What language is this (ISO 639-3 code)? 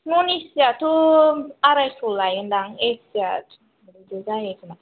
brx